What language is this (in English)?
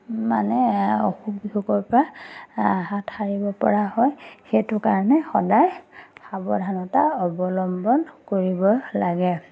Assamese